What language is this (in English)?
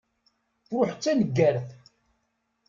Kabyle